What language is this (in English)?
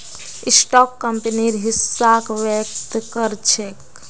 Magahi